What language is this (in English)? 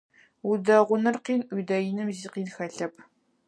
Adyghe